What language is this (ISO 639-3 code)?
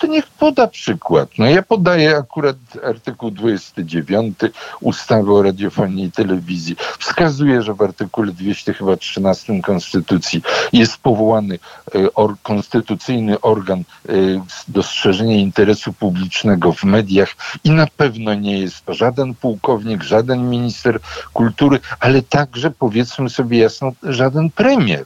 pol